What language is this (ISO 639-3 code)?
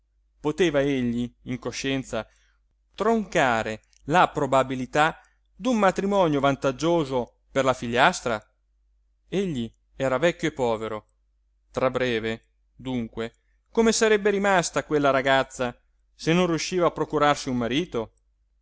ita